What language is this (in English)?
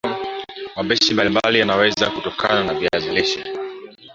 Swahili